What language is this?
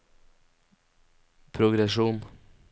Norwegian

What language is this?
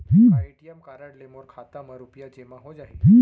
Chhattisgarhi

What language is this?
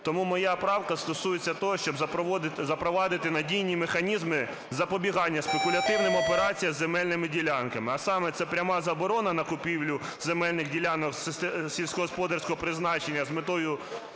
Ukrainian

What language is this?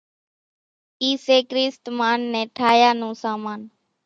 Kachi Koli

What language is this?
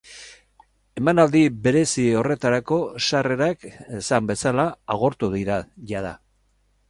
Basque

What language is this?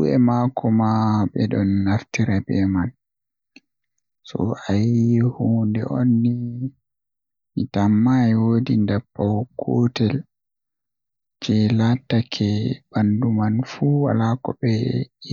Western Niger Fulfulde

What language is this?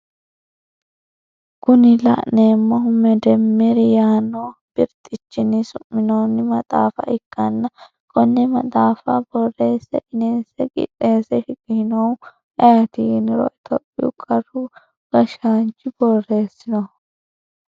Sidamo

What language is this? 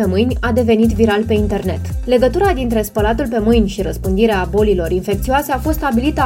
Romanian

